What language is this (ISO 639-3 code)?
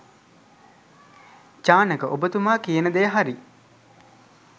sin